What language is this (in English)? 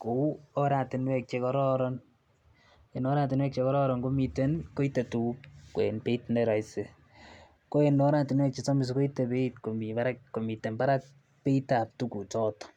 Kalenjin